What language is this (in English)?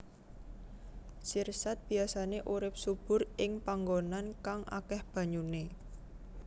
Javanese